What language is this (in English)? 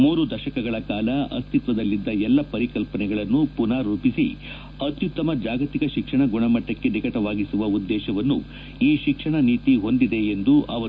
Kannada